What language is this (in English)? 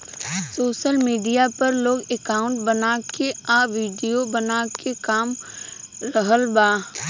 Bhojpuri